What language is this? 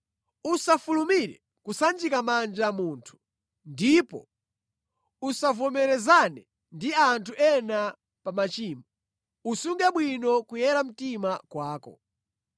Nyanja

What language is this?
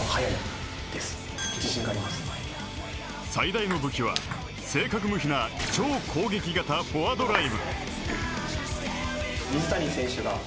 Japanese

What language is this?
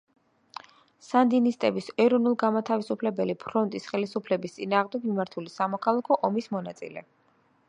Georgian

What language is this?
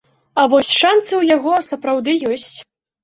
Belarusian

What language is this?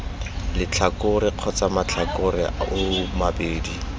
Tswana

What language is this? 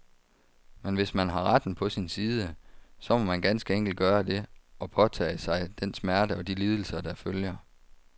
Danish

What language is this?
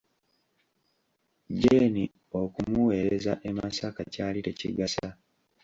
Ganda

